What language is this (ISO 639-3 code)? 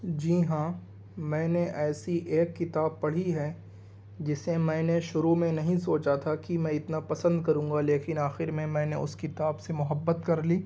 urd